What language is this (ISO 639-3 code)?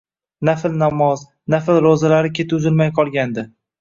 uzb